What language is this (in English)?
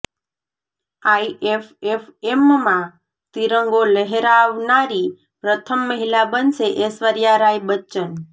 Gujarati